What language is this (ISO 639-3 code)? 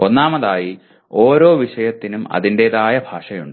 mal